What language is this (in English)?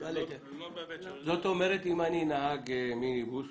Hebrew